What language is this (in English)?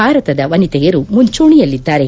Kannada